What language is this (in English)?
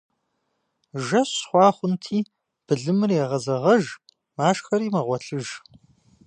Kabardian